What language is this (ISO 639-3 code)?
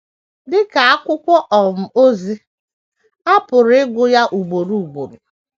ibo